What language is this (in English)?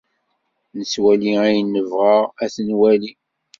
Kabyle